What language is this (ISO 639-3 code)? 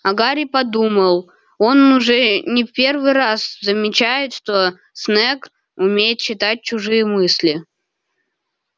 rus